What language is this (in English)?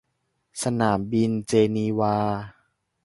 Thai